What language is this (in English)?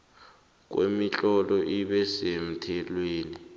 South Ndebele